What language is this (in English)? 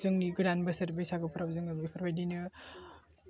Bodo